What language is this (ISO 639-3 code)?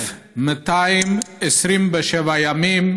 heb